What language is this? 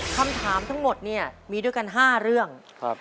Thai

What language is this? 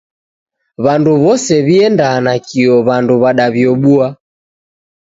Taita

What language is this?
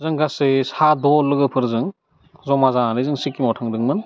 Bodo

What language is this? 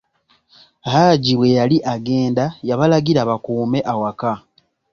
Ganda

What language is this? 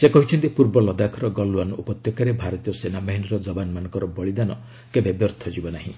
Odia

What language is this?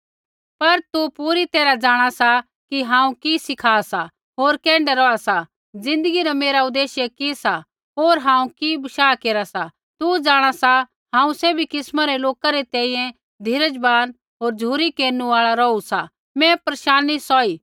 Kullu Pahari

